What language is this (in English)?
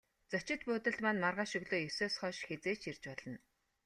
Mongolian